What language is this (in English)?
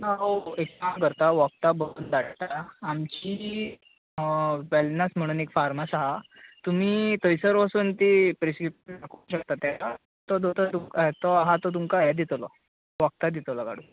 Konkani